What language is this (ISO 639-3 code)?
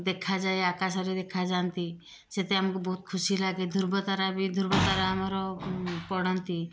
ori